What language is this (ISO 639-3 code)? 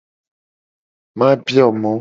gej